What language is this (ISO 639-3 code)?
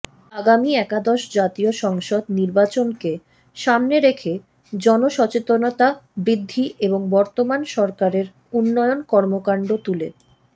ben